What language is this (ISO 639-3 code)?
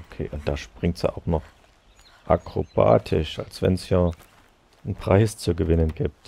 deu